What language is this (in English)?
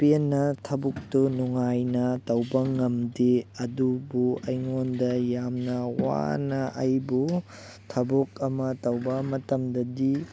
Manipuri